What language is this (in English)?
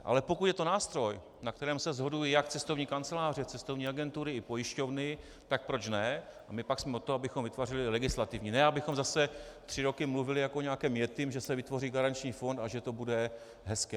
Czech